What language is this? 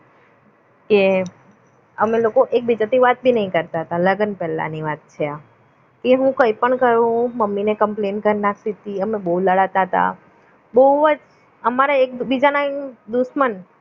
Gujarati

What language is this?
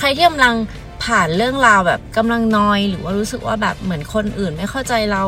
Thai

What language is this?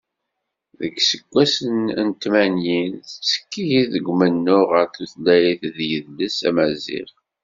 Kabyle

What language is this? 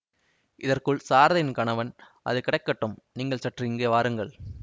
Tamil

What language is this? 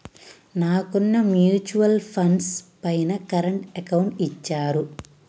Telugu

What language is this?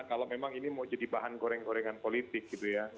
Indonesian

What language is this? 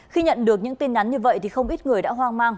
Vietnamese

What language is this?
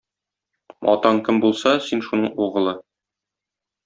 Tatar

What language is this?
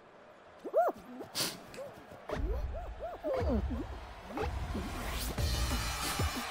Turkish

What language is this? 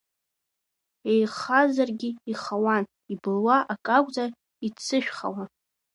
Abkhazian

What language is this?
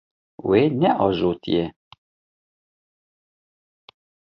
Kurdish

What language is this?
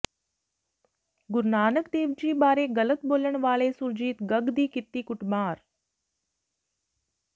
Punjabi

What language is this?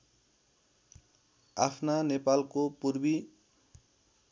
Nepali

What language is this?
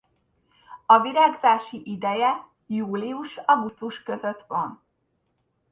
Hungarian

